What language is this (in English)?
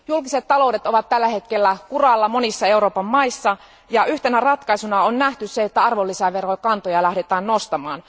Finnish